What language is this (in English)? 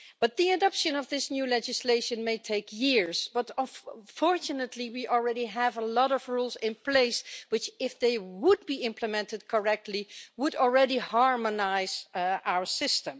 English